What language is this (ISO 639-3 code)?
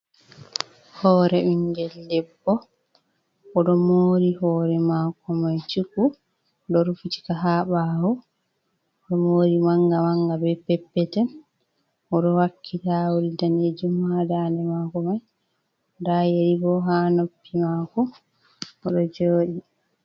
ful